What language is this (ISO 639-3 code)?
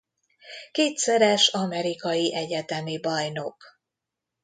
hun